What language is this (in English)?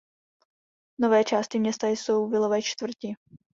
Czech